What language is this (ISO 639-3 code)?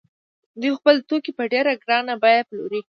pus